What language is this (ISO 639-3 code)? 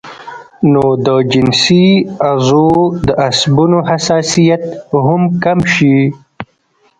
pus